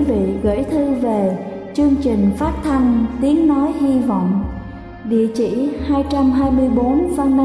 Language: Vietnamese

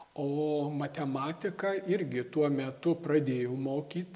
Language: Lithuanian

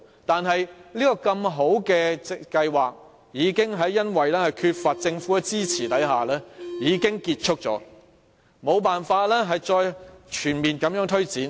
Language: Cantonese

